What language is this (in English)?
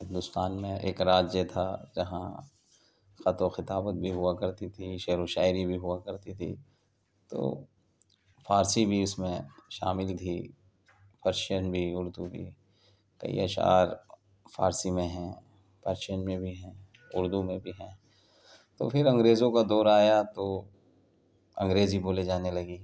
Urdu